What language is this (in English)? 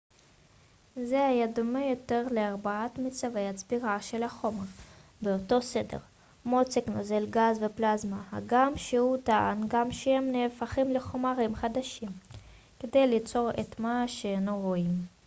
Hebrew